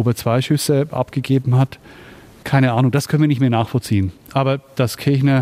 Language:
German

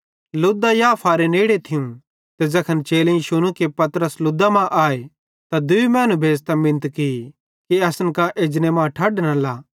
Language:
Bhadrawahi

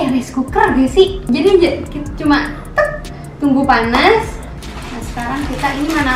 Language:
Indonesian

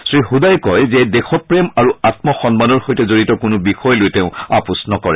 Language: Assamese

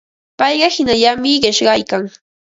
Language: Ambo-Pasco Quechua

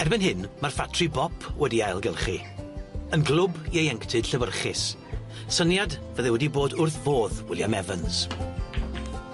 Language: Welsh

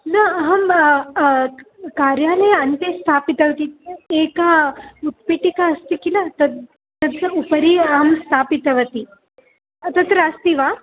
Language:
Sanskrit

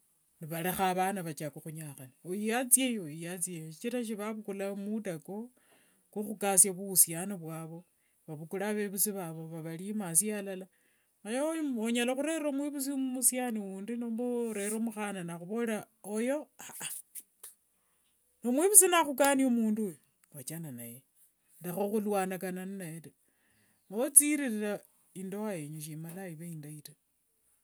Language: Wanga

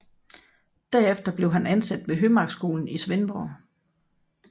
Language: Danish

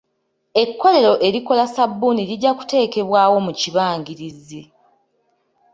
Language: Ganda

